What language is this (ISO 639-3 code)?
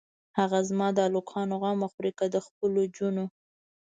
pus